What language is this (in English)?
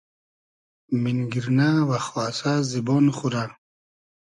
Hazaragi